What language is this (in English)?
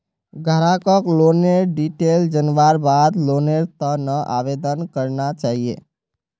Magahi